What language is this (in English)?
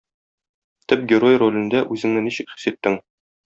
Tatar